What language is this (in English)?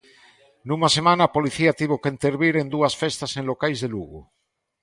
Galician